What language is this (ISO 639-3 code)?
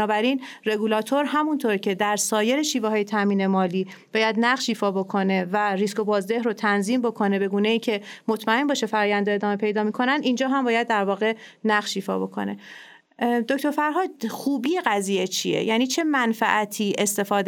fas